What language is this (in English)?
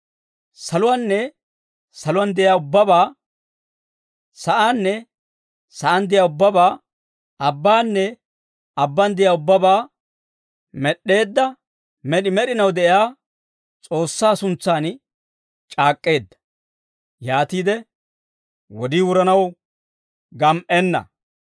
Dawro